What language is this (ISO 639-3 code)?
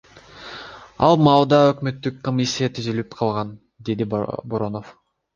kir